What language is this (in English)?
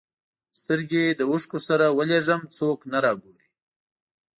Pashto